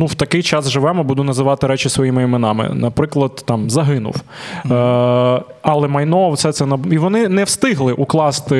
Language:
Ukrainian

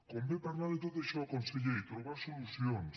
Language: Catalan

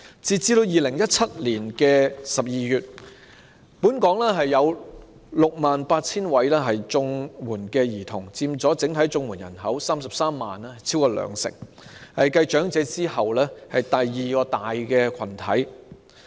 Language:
Cantonese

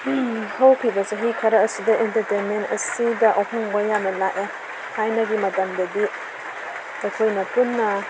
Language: Manipuri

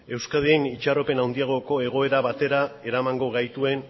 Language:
Basque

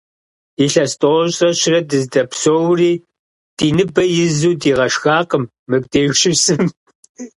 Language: Kabardian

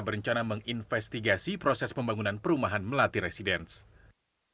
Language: Indonesian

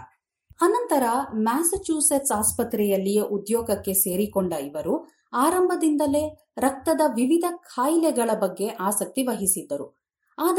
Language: Kannada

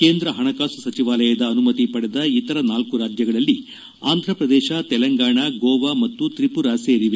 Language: Kannada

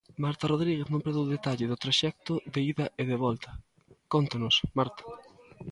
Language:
Galician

